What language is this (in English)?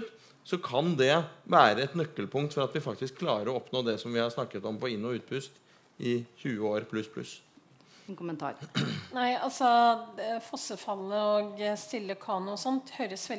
Norwegian